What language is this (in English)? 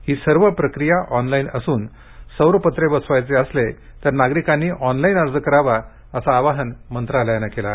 Marathi